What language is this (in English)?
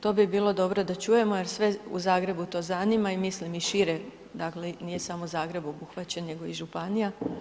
Croatian